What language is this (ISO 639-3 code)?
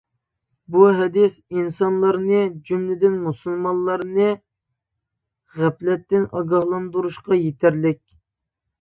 uig